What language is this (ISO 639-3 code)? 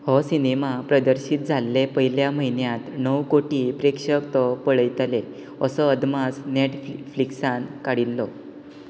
kok